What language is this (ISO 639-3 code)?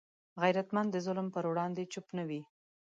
pus